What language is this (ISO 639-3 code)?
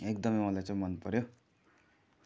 nep